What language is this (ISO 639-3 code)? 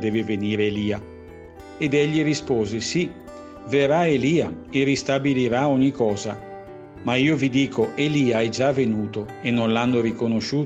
ita